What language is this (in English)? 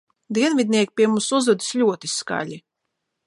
Latvian